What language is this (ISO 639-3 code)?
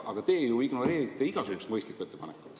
est